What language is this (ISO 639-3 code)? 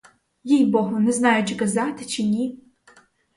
ukr